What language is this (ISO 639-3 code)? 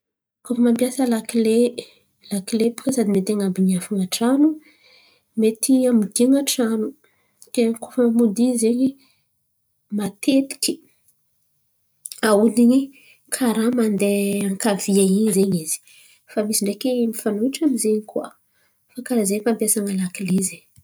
xmv